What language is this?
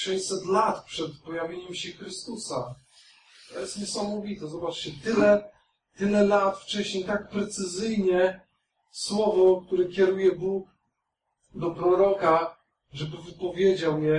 Polish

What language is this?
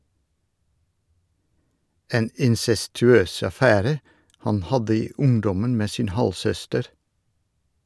Norwegian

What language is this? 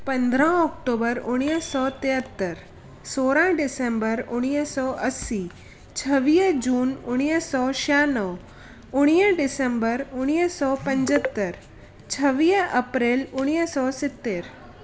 Sindhi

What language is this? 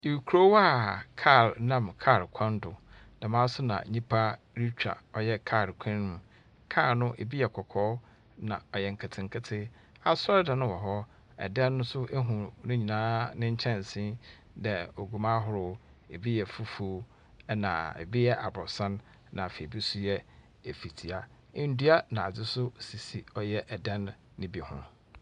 Akan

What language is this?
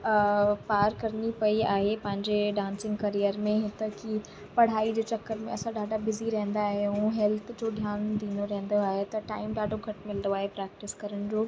Sindhi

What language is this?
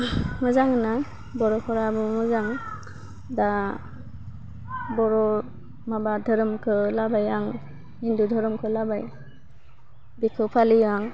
Bodo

